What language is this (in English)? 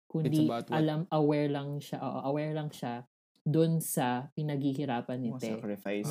Filipino